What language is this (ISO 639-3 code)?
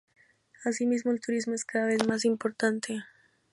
spa